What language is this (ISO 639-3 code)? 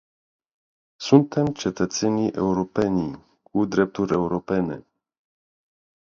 ron